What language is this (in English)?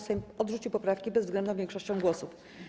Polish